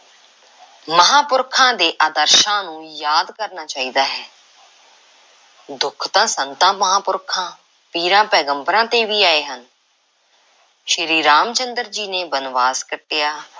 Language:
Punjabi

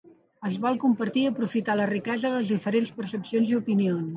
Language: Catalan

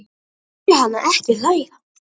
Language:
Icelandic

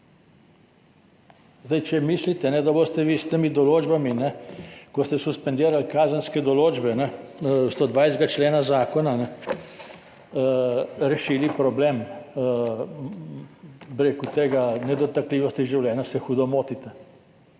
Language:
Slovenian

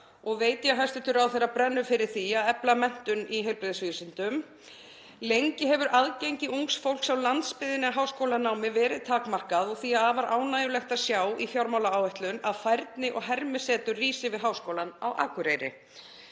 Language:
Icelandic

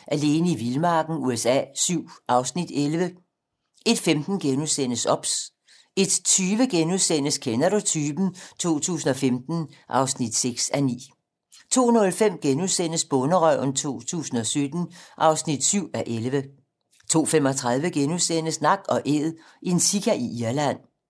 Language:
Danish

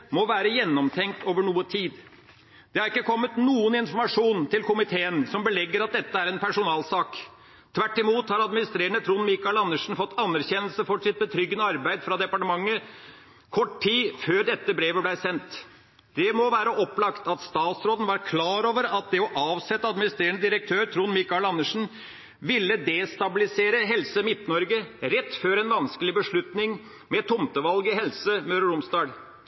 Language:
Norwegian Bokmål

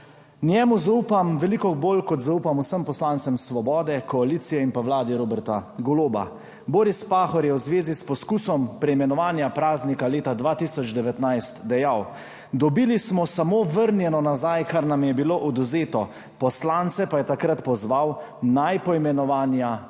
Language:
Slovenian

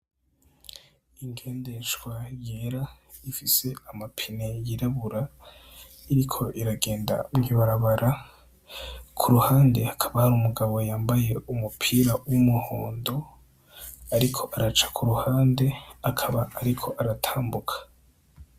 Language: Rundi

